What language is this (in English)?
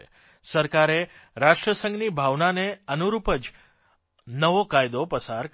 Gujarati